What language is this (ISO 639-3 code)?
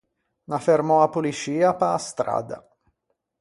lij